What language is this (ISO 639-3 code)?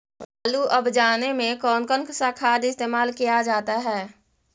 mag